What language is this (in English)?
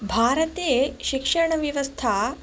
Sanskrit